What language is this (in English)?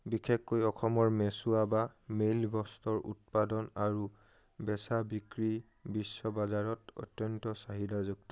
Assamese